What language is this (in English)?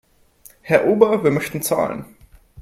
German